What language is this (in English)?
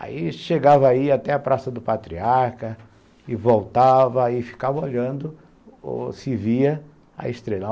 Portuguese